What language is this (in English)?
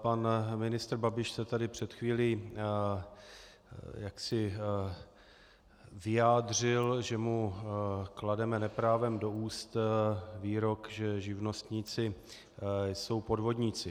Czech